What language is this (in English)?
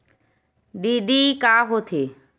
Chhattisgarhi